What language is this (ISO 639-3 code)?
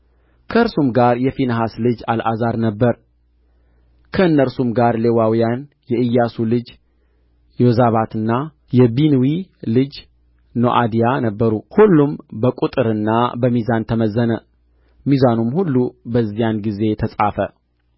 amh